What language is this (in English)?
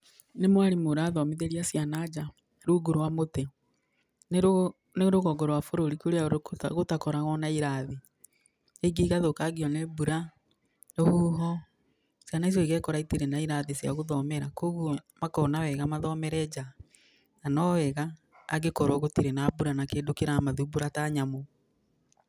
Kikuyu